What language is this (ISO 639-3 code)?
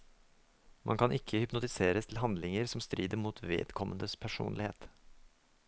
nor